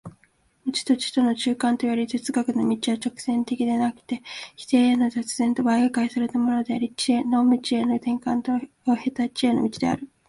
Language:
Japanese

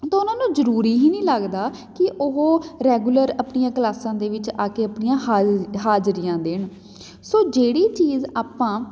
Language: Punjabi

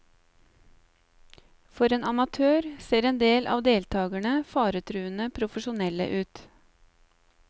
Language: Norwegian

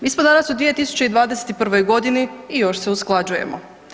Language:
Croatian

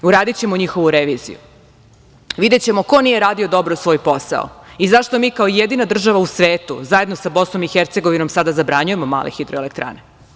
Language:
Serbian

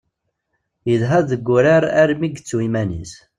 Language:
Kabyle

